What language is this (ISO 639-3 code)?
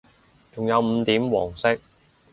yue